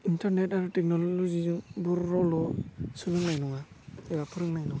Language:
Bodo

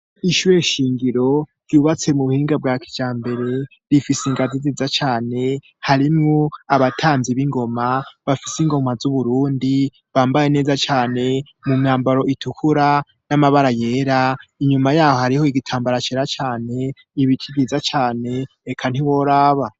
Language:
Rundi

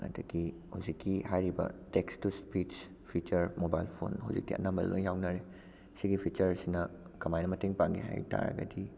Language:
Manipuri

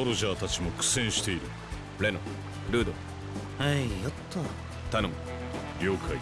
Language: Japanese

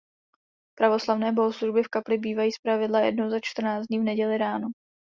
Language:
Czech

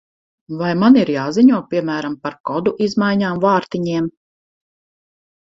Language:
Latvian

